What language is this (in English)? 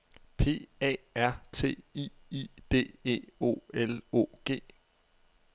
Danish